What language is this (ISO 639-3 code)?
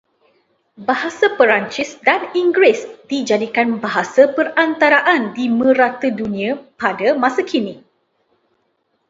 msa